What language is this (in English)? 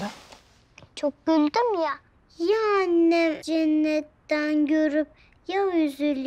Turkish